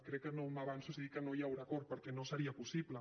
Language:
Catalan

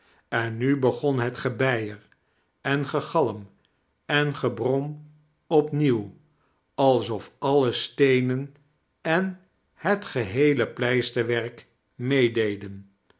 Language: Dutch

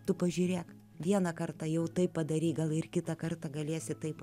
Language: Lithuanian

